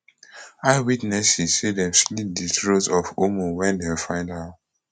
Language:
Nigerian Pidgin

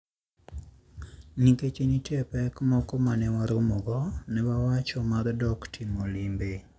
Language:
Luo (Kenya and Tanzania)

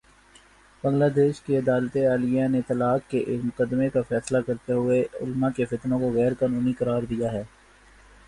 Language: Urdu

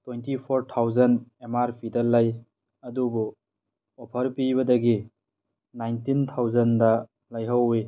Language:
Manipuri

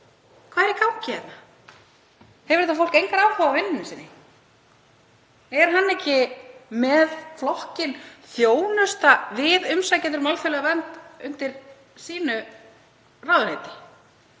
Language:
Icelandic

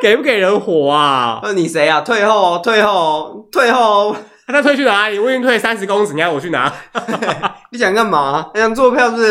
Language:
Chinese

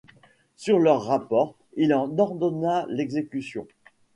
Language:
French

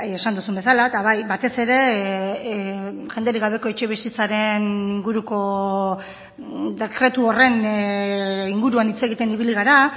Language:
Basque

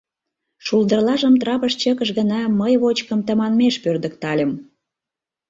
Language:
Mari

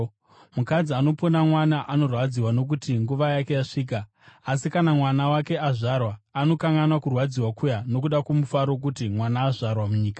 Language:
Shona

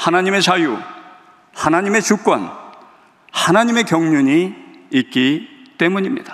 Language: Korean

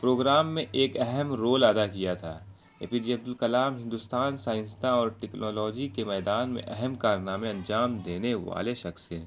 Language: Urdu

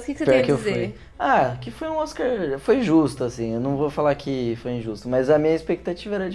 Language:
Portuguese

